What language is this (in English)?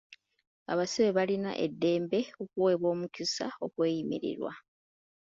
Ganda